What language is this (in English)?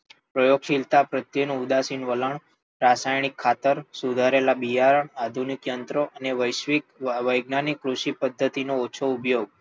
Gujarati